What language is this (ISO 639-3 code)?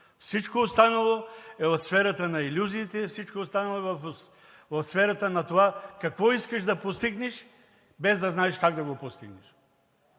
bul